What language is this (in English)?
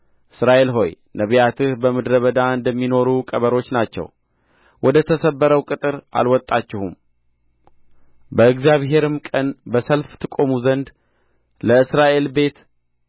Amharic